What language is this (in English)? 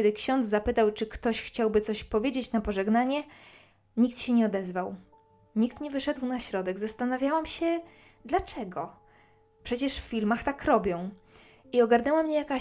Polish